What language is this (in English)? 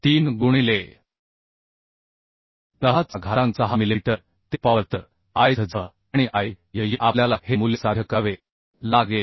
Marathi